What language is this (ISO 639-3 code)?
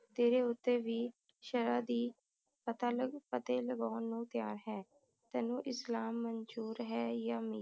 pan